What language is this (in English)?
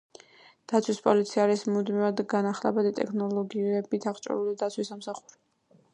Georgian